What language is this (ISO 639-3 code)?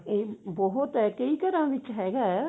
pan